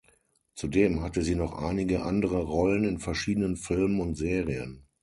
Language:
German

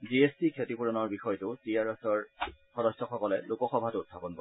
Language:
Assamese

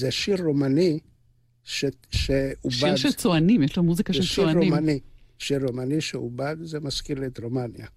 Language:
Hebrew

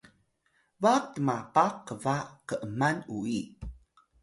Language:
Atayal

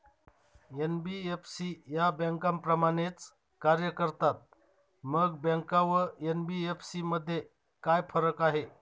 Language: Marathi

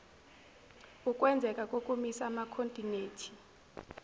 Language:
Zulu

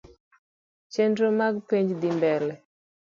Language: Luo (Kenya and Tanzania)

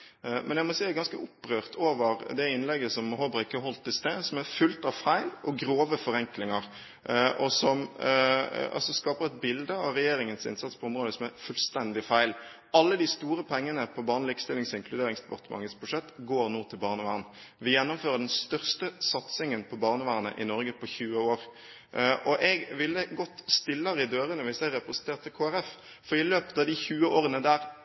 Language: Norwegian Bokmål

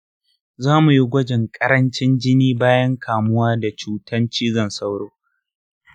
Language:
Hausa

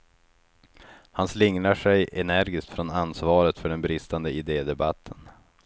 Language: Swedish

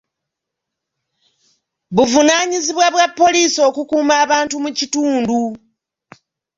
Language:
Ganda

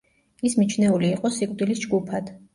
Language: Georgian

